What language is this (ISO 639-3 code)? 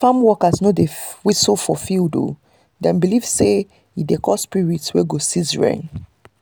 pcm